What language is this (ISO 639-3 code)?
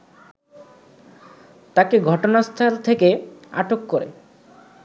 ben